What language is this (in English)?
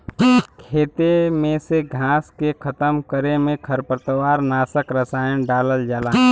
Bhojpuri